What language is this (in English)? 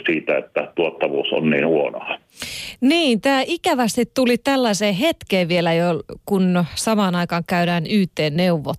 Finnish